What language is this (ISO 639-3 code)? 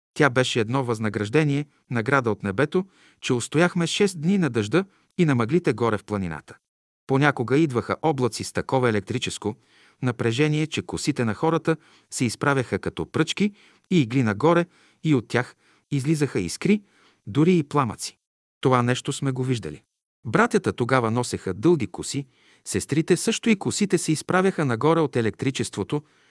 bul